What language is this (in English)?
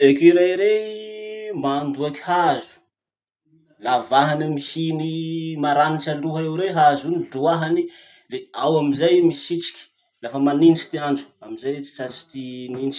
Masikoro Malagasy